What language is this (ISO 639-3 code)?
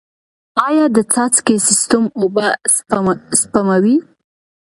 pus